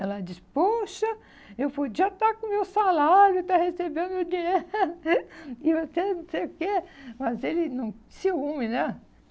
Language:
Portuguese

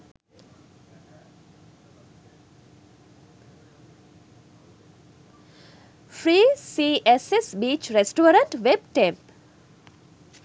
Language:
Sinhala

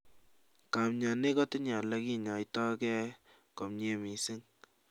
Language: Kalenjin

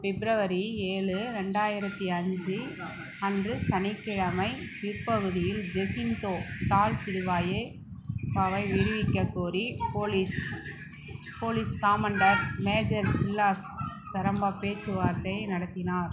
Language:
Tamil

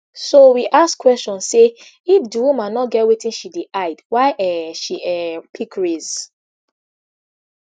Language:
Nigerian Pidgin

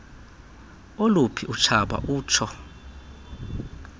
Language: Xhosa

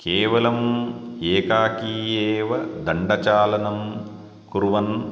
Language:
Sanskrit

